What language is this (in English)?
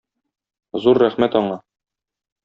Tatar